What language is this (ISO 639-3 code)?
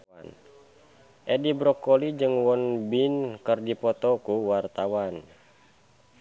sun